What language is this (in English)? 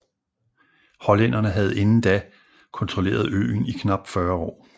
Danish